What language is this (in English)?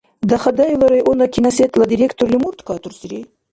Dargwa